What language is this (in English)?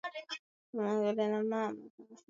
Swahili